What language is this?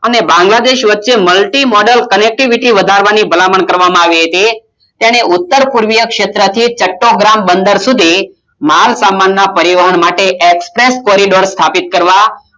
Gujarati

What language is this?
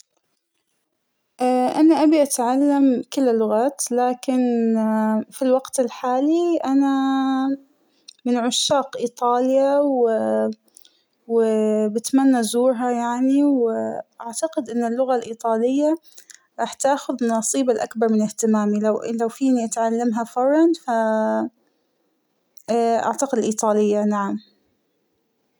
Hijazi Arabic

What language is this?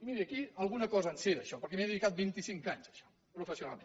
Catalan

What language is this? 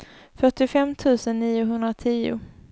Swedish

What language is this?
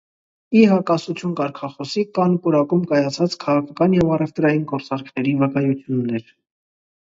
Armenian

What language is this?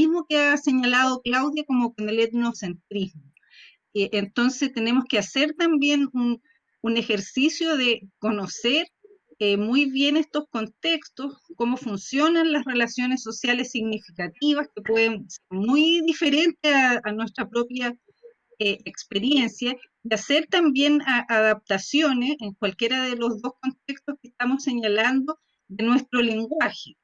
Spanish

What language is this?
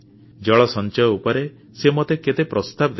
Odia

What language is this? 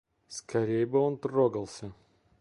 Russian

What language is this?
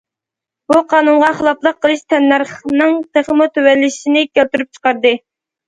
Uyghur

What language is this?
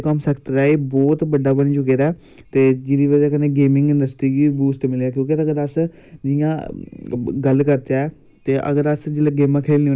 Dogri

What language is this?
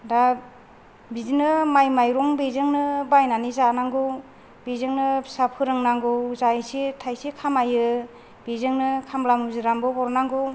Bodo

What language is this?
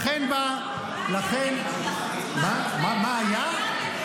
Hebrew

